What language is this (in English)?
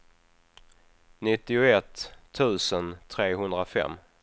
Swedish